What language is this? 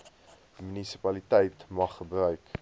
Afrikaans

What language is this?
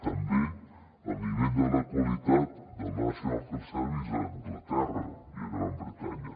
Catalan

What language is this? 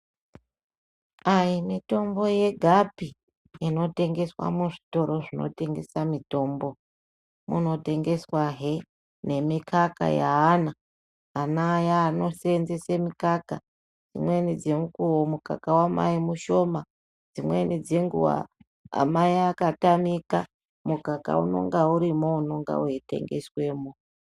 Ndau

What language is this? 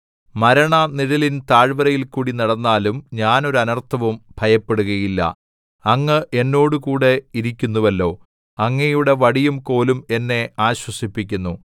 Malayalam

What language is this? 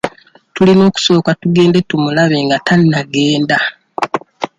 Ganda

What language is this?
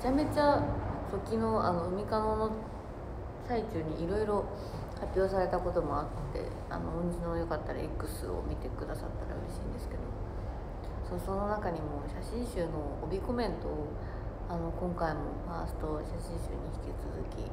Japanese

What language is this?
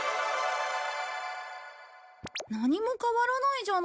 Japanese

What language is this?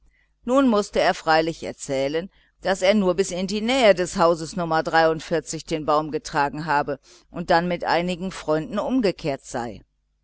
German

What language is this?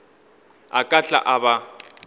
Northern Sotho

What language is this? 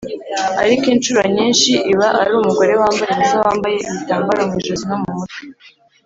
Kinyarwanda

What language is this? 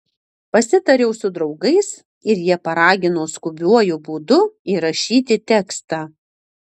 Lithuanian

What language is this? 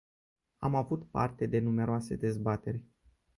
Romanian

